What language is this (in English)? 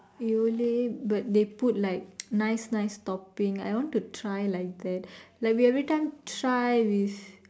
English